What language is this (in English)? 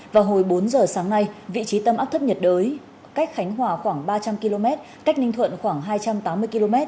Vietnamese